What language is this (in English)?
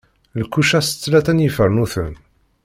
Kabyle